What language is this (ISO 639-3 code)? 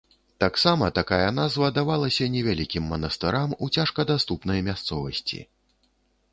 bel